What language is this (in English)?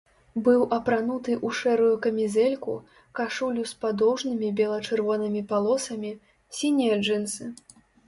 Belarusian